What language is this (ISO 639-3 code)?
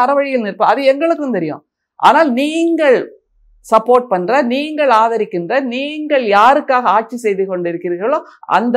tam